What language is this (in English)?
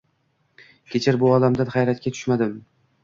Uzbek